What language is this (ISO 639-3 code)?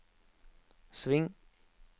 nor